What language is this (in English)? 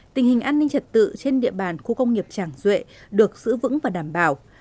Vietnamese